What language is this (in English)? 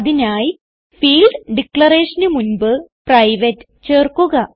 Malayalam